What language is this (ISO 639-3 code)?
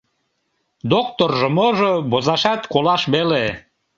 chm